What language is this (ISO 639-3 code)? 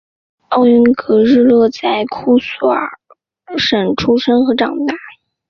zho